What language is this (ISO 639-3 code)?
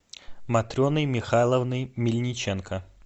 rus